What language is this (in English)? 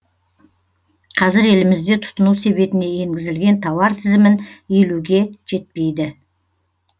Kazakh